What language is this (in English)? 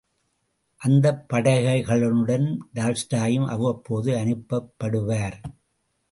Tamil